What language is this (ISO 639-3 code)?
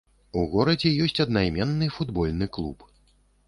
bel